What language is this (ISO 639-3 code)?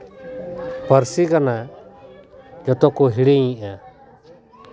sat